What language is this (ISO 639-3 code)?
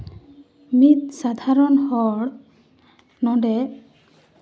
sat